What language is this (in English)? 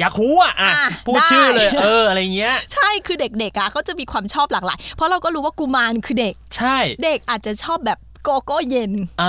Thai